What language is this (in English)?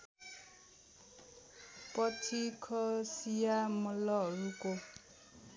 Nepali